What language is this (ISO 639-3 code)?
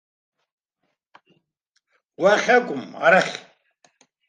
abk